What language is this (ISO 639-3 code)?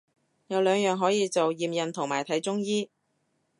yue